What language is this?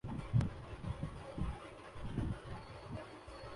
Urdu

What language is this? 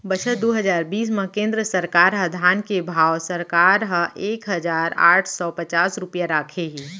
Chhattisgarhi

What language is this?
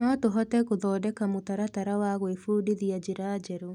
Kikuyu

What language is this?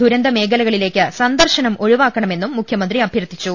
Malayalam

